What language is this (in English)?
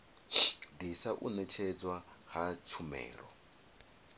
Venda